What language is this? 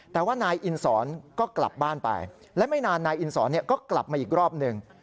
Thai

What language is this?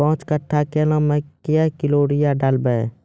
Maithili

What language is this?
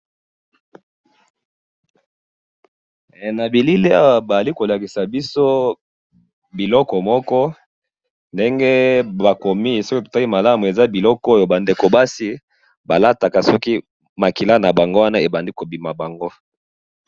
Lingala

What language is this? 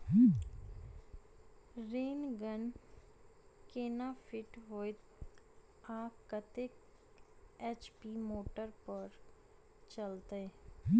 Maithili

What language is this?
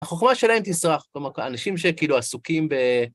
Hebrew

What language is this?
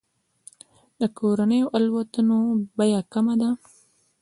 Pashto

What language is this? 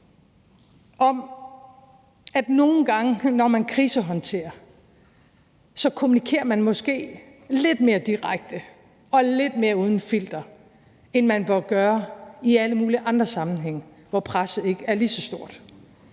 Danish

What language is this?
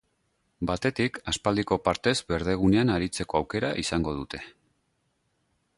Basque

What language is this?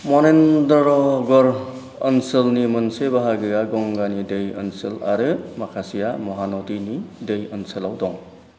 Bodo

